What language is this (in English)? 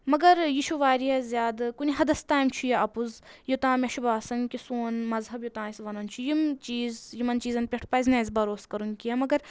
Kashmiri